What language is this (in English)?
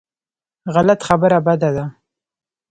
Pashto